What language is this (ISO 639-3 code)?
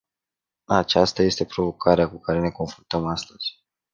ron